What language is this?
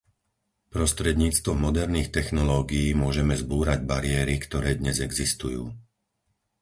Slovak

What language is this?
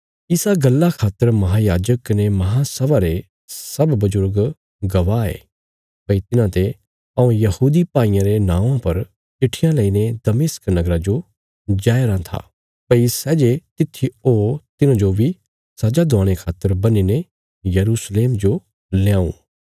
Bilaspuri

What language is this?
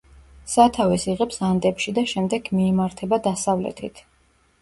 Georgian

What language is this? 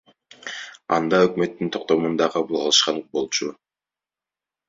Kyrgyz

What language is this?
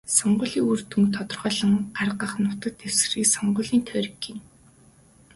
Mongolian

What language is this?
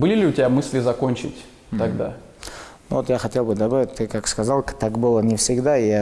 Russian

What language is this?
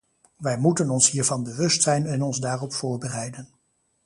Dutch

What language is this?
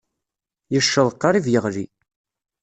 Kabyle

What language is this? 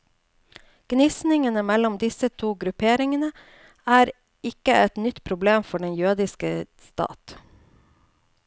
Norwegian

